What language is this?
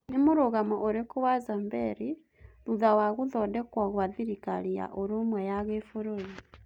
Kikuyu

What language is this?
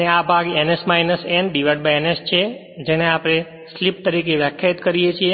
Gujarati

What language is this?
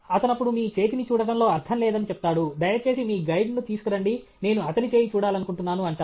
Telugu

